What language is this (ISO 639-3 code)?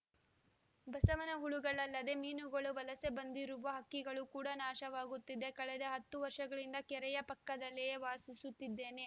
kan